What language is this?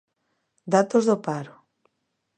Galician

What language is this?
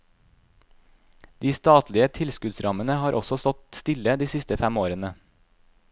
Norwegian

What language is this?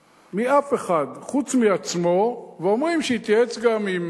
Hebrew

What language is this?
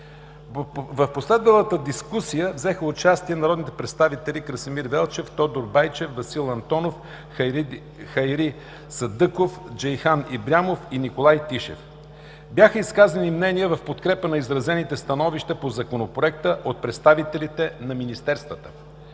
Bulgarian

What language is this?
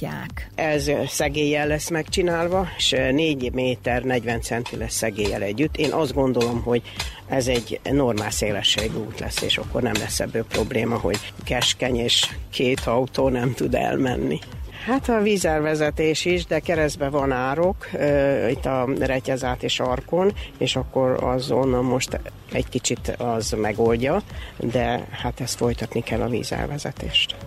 Hungarian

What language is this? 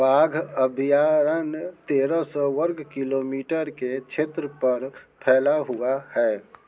Hindi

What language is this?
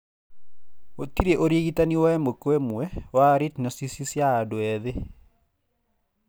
Kikuyu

